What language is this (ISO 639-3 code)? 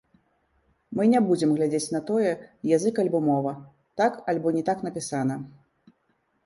bel